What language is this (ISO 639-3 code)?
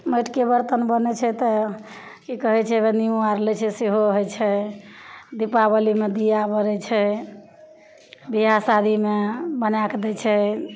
mai